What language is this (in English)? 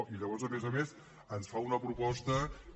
Catalan